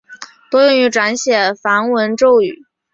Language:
Chinese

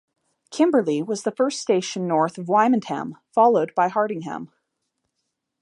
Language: English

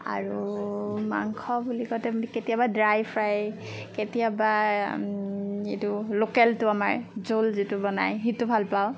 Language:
Assamese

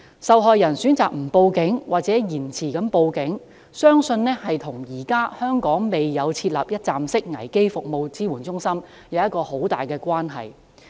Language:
Cantonese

